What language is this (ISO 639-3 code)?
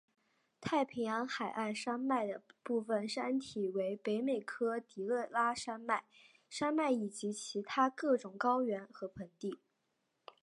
zho